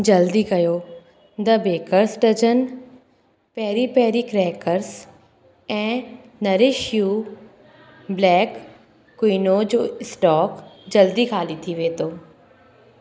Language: Sindhi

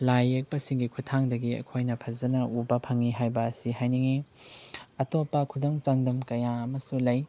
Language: Manipuri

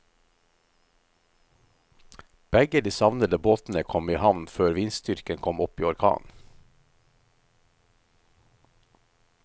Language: Norwegian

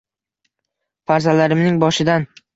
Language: Uzbek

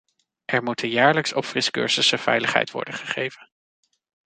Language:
Dutch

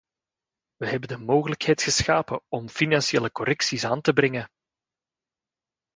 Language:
Dutch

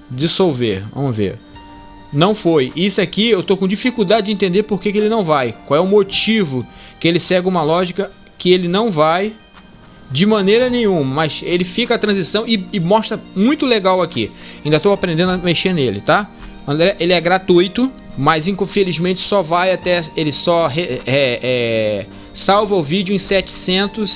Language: Portuguese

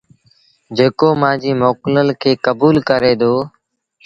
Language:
Sindhi Bhil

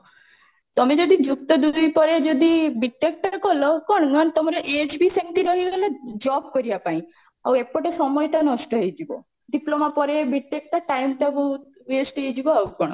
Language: Odia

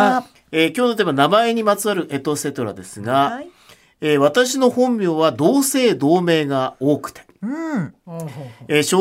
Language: Japanese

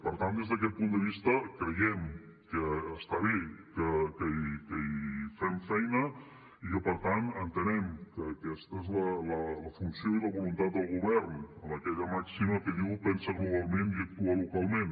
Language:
Catalan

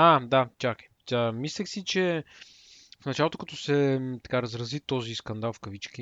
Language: Bulgarian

